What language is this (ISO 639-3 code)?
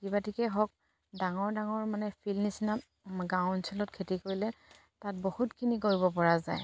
asm